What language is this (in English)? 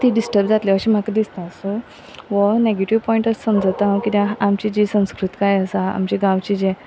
Konkani